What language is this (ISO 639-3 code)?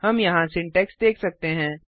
hin